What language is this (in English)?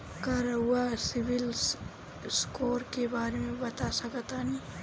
Bhojpuri